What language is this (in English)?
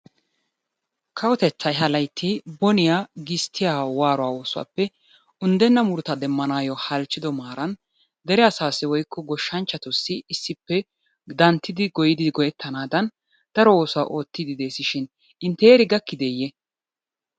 Wolaytta